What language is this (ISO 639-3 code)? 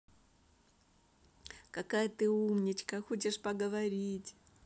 rus